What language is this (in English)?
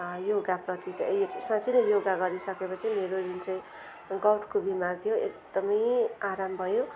Nepali